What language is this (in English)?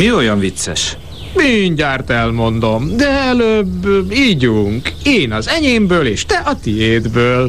Hungarian